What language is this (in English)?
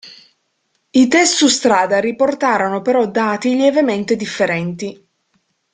Italian